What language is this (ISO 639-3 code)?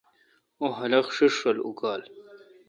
xka